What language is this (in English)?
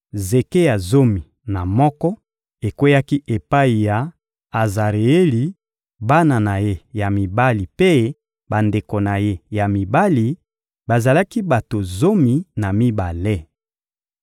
Lingala